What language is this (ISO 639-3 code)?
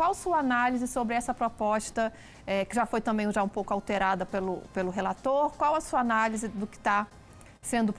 por